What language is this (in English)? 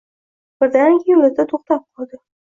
Uzbek